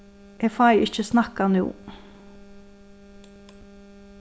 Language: Faroese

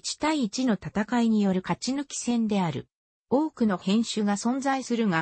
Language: Japanese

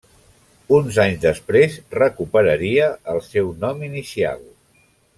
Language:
Catalan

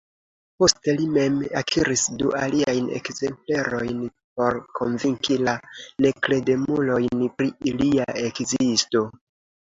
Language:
Esperanto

